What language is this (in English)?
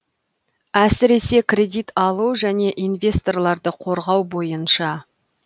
Kazakh